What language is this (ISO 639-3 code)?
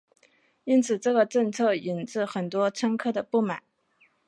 zho